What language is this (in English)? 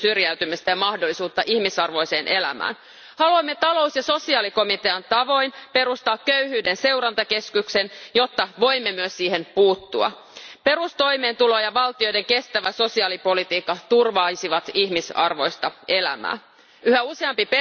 Finnish